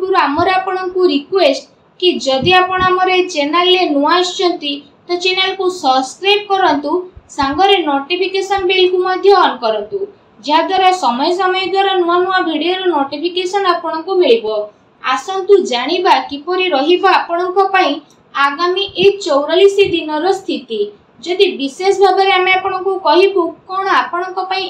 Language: Gujarati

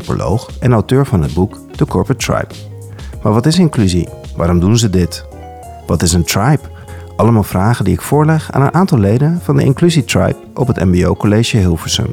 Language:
Dutch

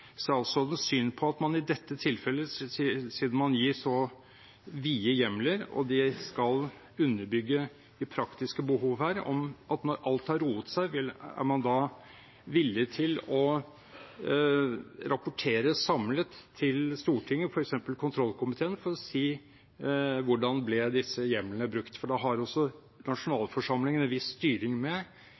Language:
Norwegian Bokmål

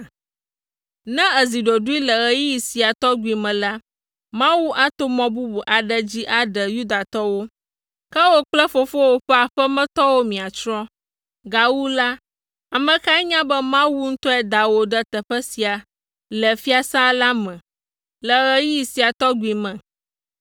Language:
Ewe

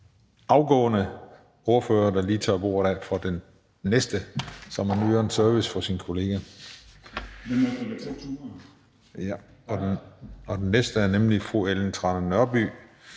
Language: Danish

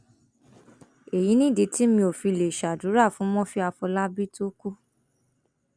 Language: Yoruba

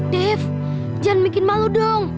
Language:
Indonesian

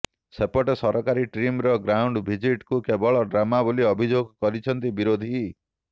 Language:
Odia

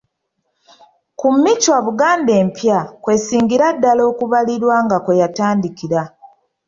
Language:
Ganda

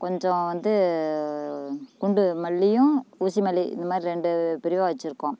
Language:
Tamil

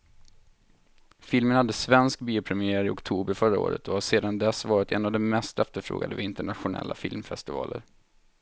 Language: Swedish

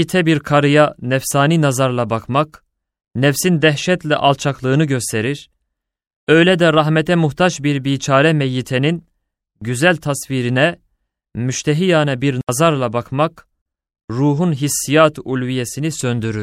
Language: Turkish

